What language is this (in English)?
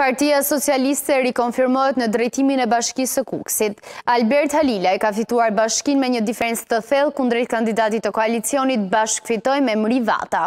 Romanian